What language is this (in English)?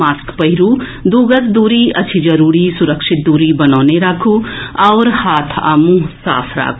Maithili